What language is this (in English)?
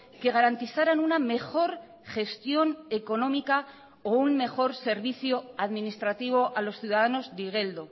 Spanish